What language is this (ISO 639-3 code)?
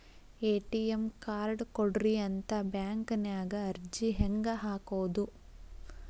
kan